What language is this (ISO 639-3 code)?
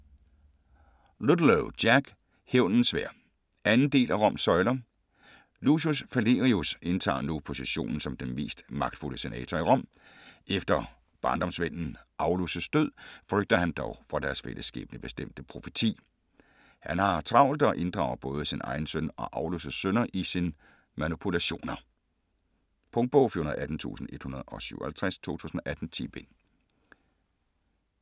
dan